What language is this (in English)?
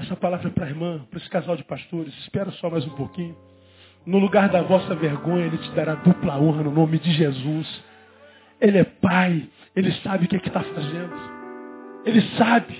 Portuguese